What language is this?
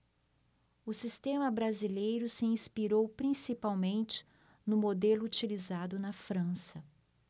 Portuguese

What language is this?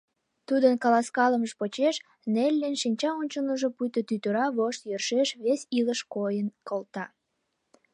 Mari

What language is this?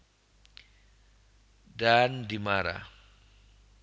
Javanese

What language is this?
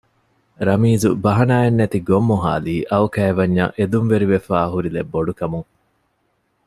Divehi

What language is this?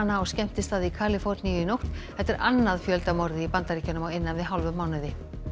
Icelandic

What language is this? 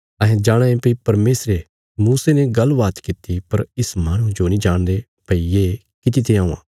Bilaspuri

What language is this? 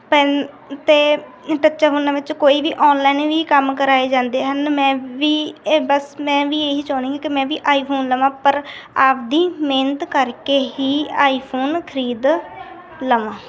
Punjabi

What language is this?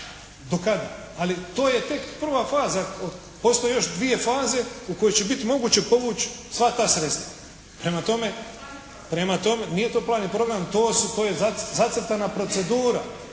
Croatian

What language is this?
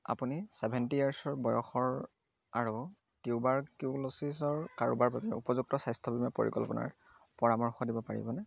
Assamese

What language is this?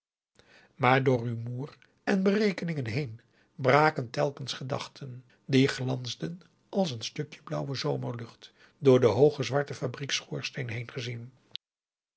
Dutch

